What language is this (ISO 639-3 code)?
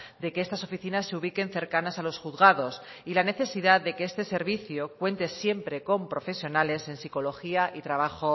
spa